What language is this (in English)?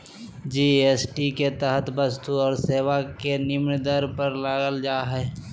Magahi